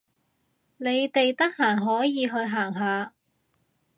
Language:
Cantonese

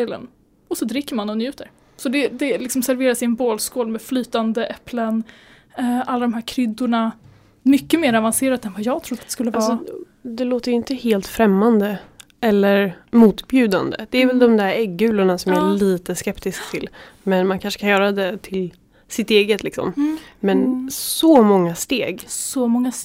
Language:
Swedish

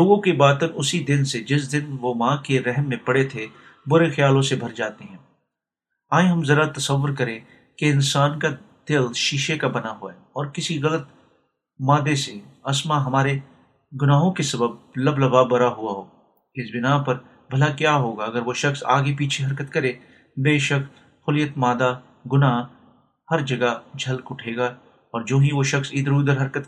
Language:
Urdu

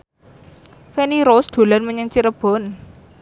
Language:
Javanese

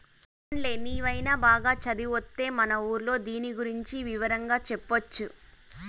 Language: Telugu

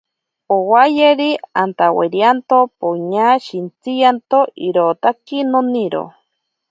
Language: Ashéninka Perené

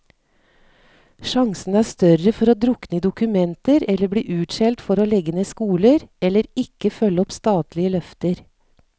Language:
Norwegian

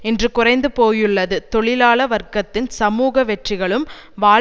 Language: Tamil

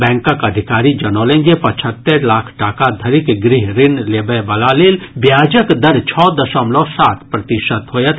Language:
Maithili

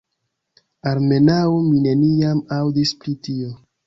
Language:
Esperanto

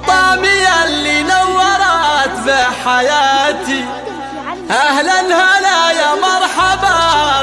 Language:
Arabic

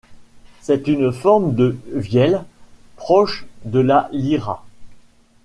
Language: French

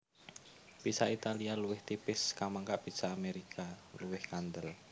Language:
Javanese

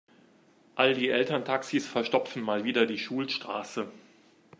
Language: German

